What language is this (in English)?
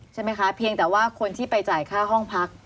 Thai